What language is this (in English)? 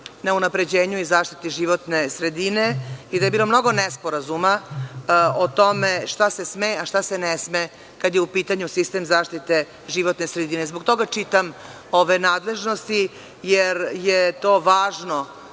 Serbian